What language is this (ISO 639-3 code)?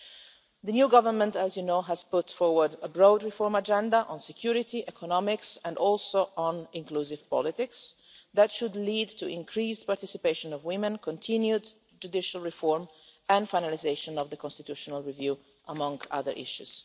eng